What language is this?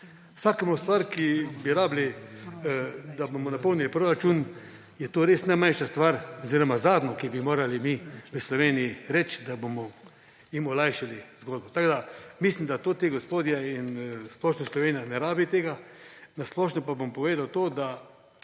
Slovenian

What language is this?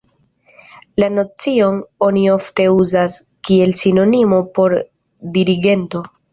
Esperanto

